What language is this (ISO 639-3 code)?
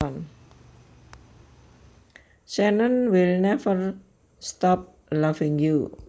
jav